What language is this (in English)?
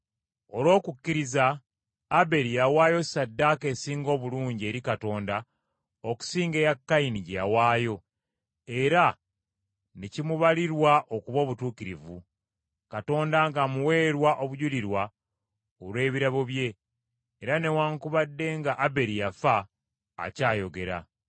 Ganda